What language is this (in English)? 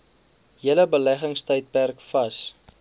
Afrikaans